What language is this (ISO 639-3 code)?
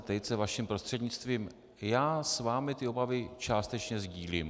ces